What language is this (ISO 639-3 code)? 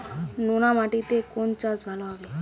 ben